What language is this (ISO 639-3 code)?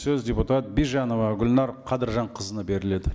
kaz